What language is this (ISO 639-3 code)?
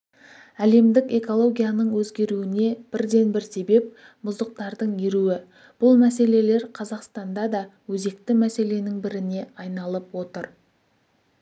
kaz